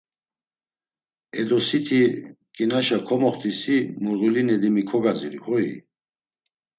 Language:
Laz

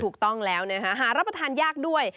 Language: Thai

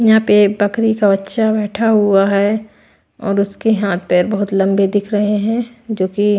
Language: Hindi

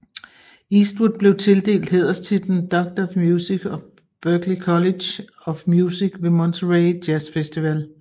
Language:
Danish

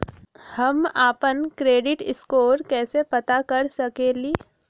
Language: Magahi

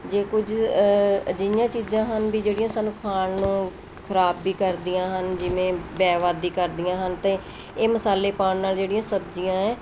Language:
Punjabi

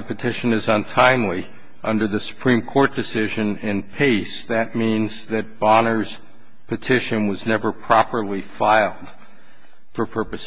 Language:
English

